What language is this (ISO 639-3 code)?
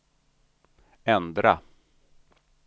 swe